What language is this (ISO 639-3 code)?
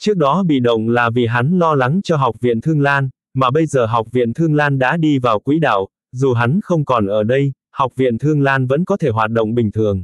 vie